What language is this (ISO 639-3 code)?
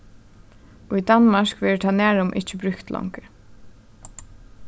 fao